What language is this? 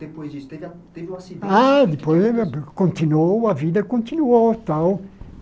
Portuguese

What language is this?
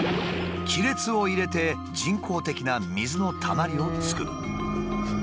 Japanese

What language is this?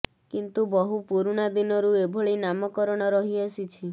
Odia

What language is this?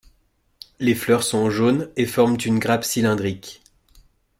French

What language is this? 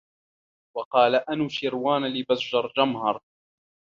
Arabic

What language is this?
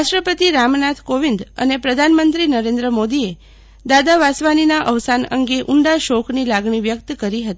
Gujarati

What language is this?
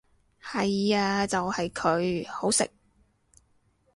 Cantonese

